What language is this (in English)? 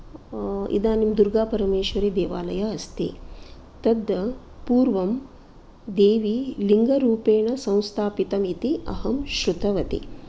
Sanskrit